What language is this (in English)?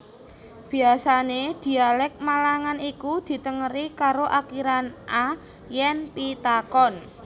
Javanese